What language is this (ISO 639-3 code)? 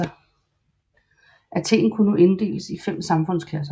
dan